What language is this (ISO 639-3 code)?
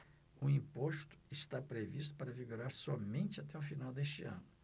por